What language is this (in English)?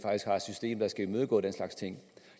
Danish